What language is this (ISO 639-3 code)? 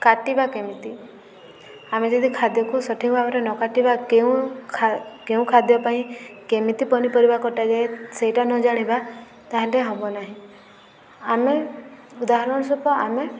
ori